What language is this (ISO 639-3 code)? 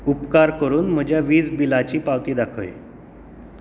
kok